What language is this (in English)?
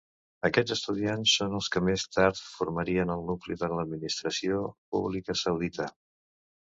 Catalan